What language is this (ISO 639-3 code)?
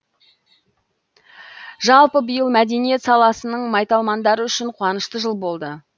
kaz